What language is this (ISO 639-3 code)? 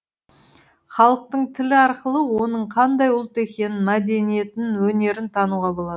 kaz